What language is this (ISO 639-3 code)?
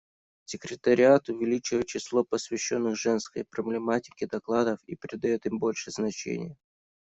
rus